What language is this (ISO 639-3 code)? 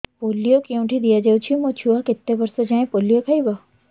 ori